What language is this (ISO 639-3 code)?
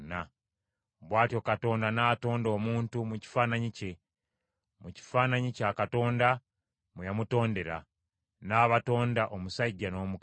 lug